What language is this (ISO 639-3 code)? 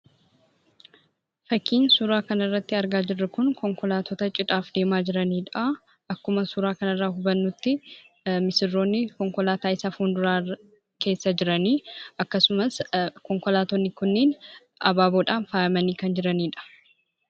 orm